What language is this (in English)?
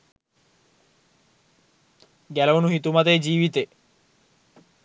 Sinhala